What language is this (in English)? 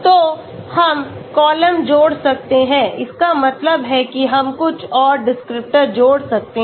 Hindi